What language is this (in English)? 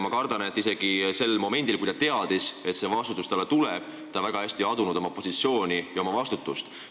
Estonian